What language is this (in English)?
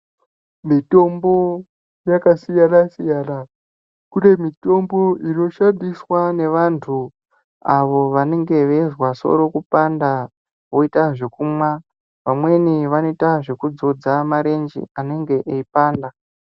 Ndau